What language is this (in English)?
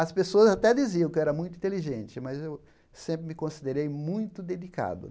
Portuguese